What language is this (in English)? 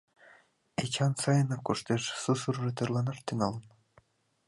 Mari